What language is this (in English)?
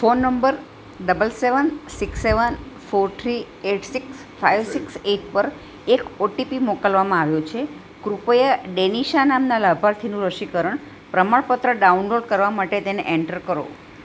Gujarati